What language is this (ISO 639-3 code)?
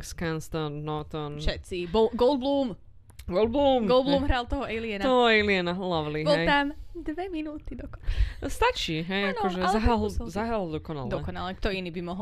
slk